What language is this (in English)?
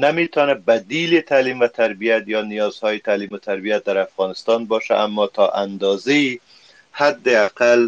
Persian